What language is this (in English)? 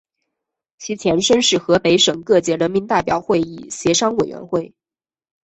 Chinese